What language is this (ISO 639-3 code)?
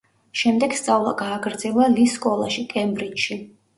kat